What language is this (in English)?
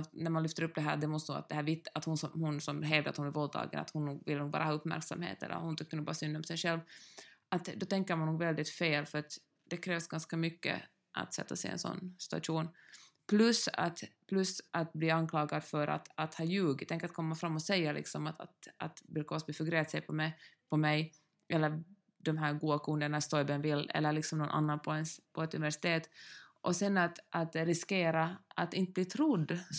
Swedish